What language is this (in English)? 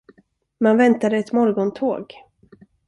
Swedish